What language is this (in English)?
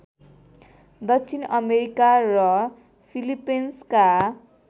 Nepali